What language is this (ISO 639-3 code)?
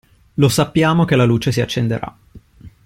ita